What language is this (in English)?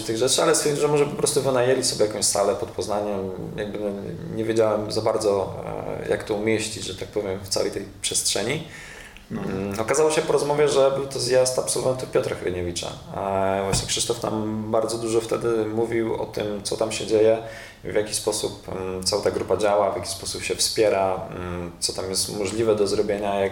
Polish